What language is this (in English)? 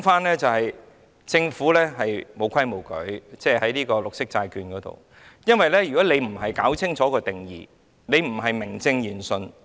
Cantonese